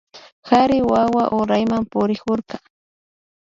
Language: Imbabura Highland Quichua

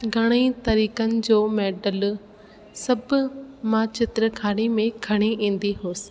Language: Sindhi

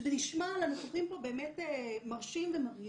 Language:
Hebrew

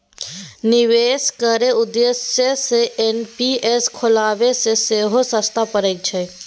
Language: Maithili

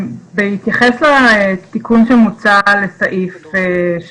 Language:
Hebrew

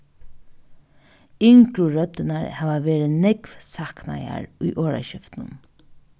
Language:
Faroese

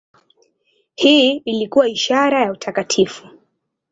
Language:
Swahili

